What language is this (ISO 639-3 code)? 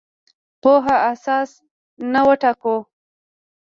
pus